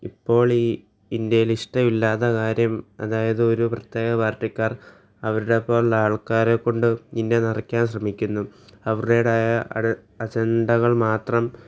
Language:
Malayalam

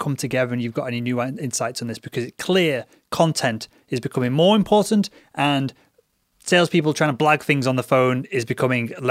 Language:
English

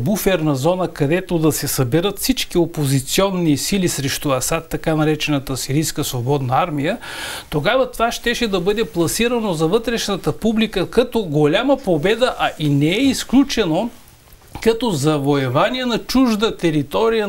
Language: Bulgarian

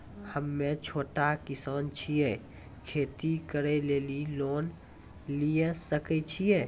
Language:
Maithili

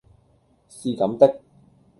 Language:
Cantonese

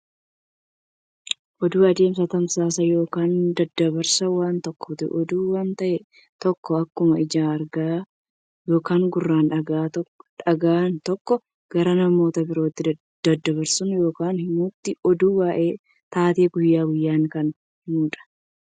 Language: Oromo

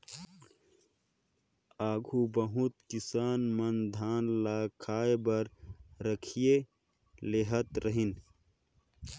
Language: Chhattisgarhi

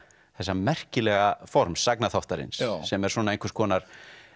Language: Icelandic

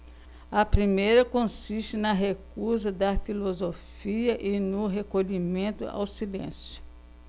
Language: Portuguese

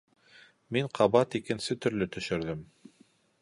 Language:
Bashkir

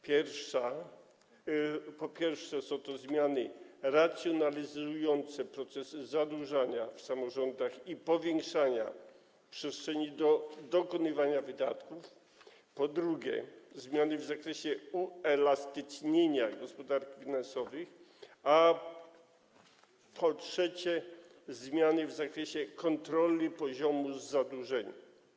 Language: Polish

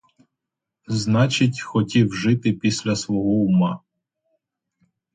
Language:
Ukrainian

